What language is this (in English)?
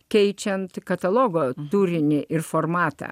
Lithuanian